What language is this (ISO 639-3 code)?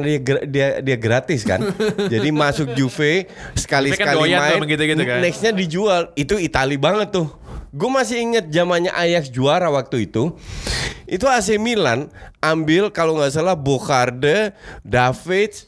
ind